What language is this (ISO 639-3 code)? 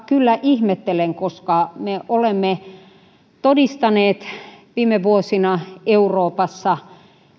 fin